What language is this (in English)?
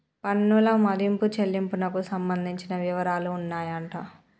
Telugu